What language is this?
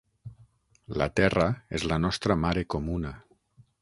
Catalan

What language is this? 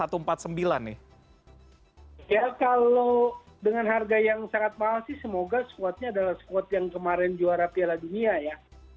Indonesian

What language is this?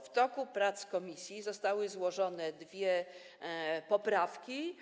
Polish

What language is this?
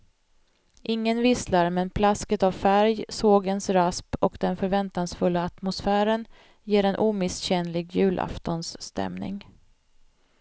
Swedish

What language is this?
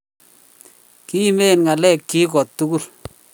Kalenjin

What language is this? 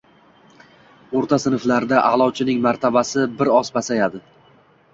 Uzbek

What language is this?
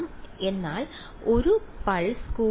Malayalam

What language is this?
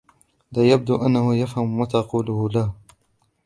Arabic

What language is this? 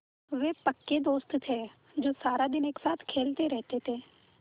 Hindi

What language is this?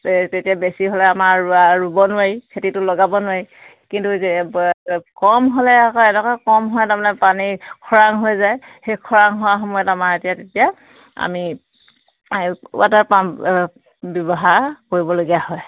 Assamese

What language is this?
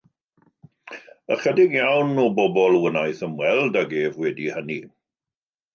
Welsh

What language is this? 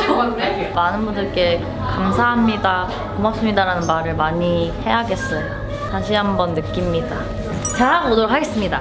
Korean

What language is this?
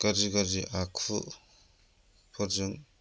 Bodo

